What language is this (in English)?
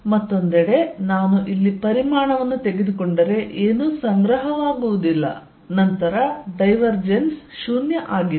Kannada